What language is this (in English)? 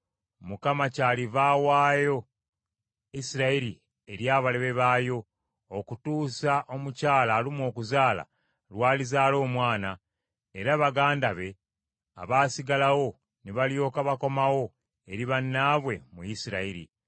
Ganda